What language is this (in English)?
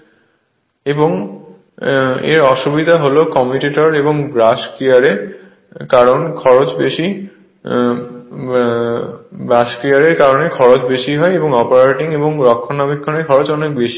Bangla